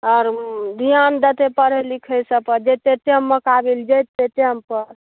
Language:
Maithili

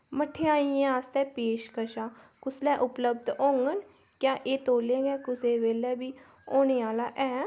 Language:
Dogri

